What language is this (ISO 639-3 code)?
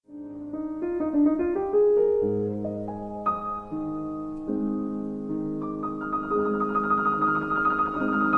pol